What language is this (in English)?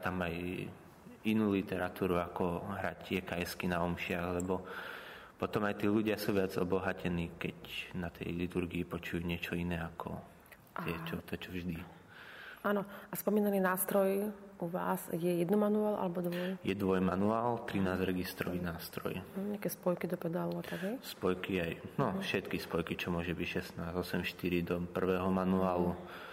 Slovak